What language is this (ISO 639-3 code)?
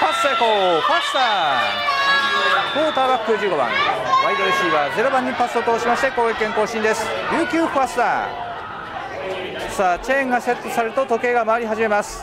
jpn